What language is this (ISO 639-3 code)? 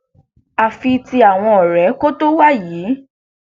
yor